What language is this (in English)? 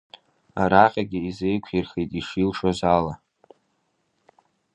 Abkhazian